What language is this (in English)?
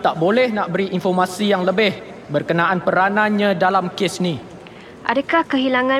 Malay